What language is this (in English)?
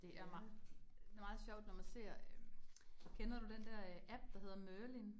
Danish